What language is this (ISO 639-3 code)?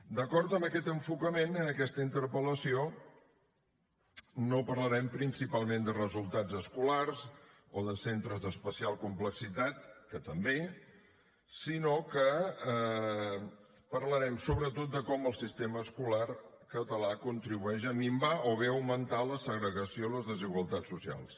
cat